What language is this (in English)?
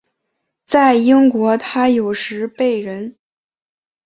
Chinese